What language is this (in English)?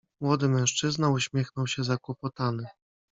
Polish